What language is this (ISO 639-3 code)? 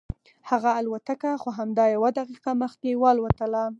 pus